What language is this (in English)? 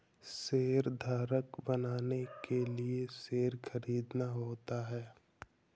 Hindi